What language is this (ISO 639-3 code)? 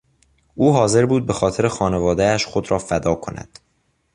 fas